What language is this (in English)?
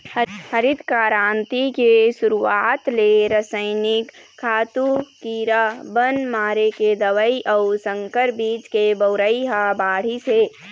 Chhattisgarhi